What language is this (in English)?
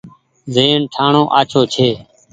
Goaria